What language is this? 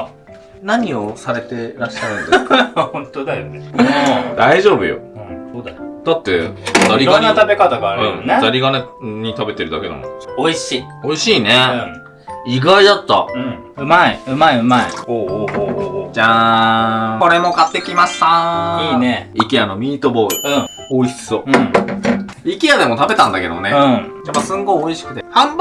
Japanese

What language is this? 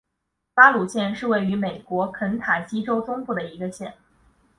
Chinese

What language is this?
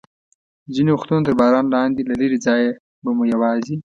Pashto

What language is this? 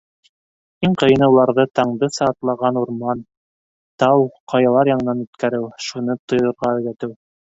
Bashkir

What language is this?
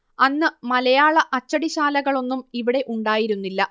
Malayalam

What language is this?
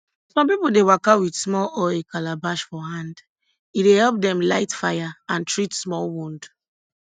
Nigerian Pidgin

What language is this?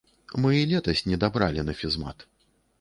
Belarusian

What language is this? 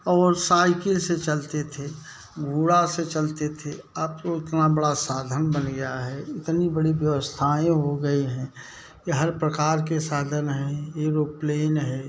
Hindi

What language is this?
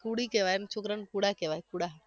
Gujarati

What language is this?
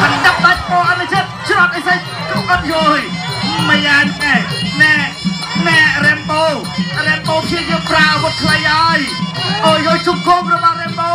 Thai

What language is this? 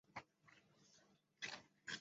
Chinese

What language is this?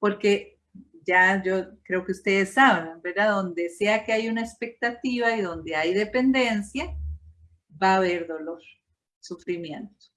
Spanish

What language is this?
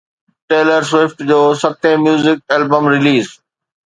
Sindhi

